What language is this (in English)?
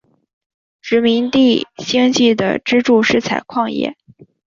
Chinese